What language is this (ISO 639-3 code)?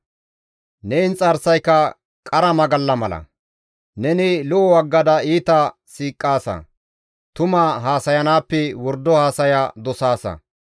gmv